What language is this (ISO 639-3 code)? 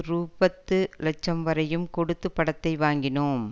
tam